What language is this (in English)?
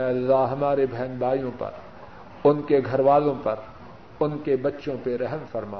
Urdu